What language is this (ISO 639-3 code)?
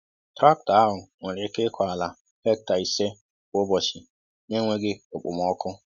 ibo